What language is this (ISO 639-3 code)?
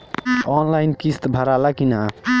bho